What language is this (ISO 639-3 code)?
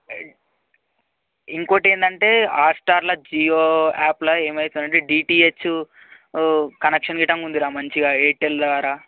tel